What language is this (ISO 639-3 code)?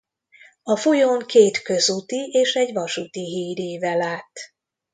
hun